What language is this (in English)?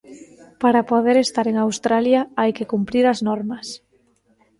Galician